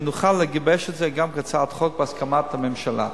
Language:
Hebrew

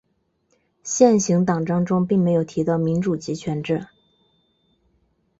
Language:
Chinese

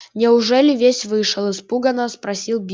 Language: Russian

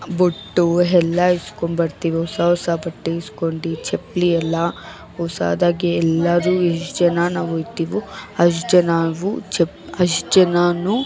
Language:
Kannada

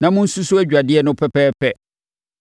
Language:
Akan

